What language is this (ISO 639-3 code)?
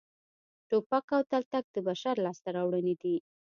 pus